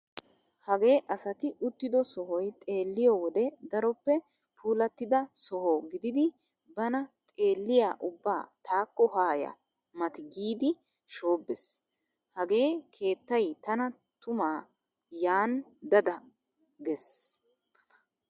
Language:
Wolaytta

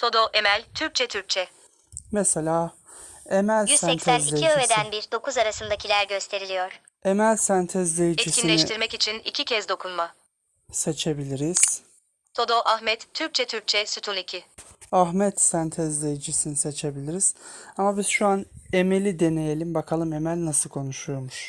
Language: Turkish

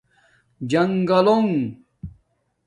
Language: Domaaki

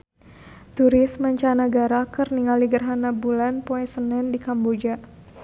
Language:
Sundanese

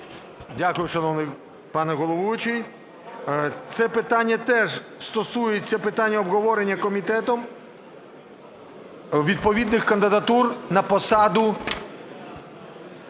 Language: Ukrainian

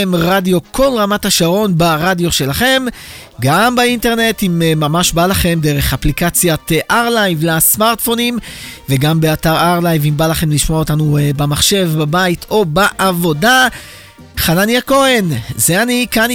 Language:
Hebrew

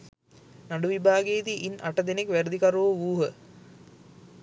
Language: Sinhala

